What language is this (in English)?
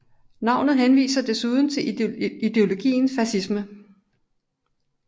Danish